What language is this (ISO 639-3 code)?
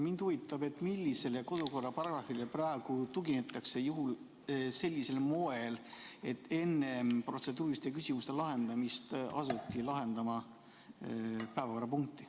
est